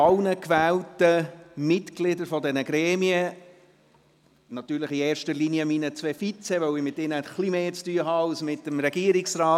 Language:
Swiss German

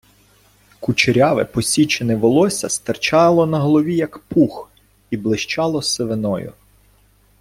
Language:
Ukrainian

